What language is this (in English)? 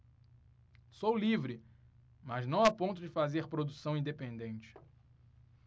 Portuguese